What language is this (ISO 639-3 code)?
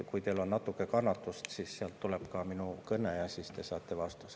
est